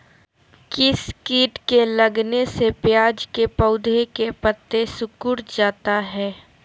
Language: Magahi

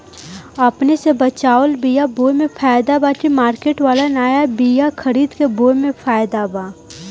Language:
Bhojpuri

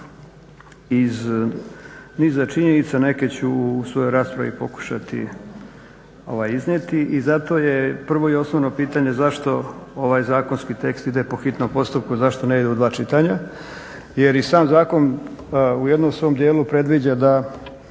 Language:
Croatian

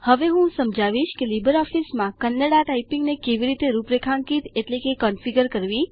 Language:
Gujarati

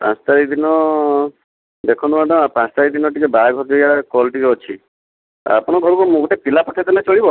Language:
Odia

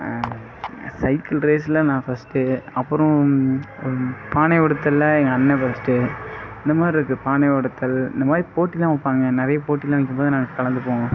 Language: Tamil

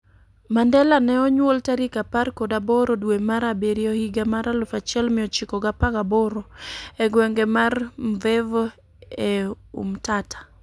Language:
Luo (Kenya and Tanzania)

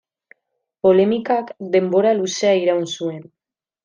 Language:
Basque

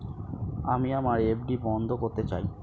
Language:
Bangla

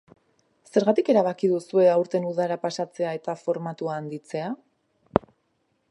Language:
Basque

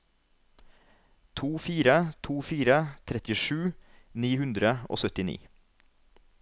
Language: Norwegian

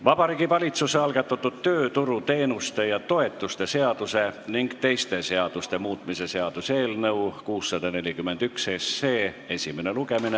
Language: Estonian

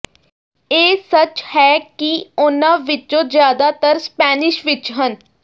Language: Punjabi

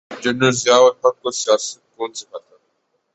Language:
Urdu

